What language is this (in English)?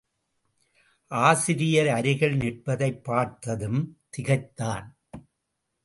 Tamil